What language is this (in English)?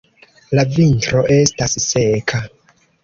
Esperanto